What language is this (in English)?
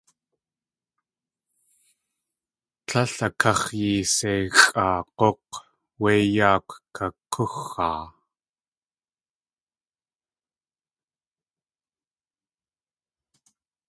Tlingit